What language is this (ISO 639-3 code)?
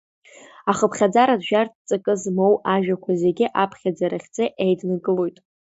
abk